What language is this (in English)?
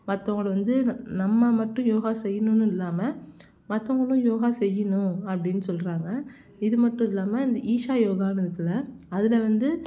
Tamil